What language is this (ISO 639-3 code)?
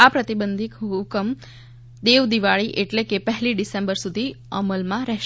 guj